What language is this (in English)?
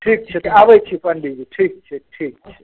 Maithili